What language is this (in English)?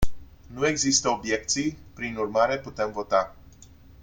Romanian